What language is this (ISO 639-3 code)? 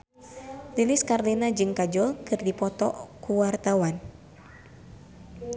sun